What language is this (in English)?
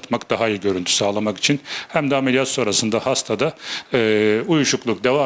Turkish